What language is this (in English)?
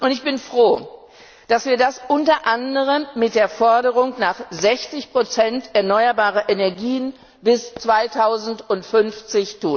German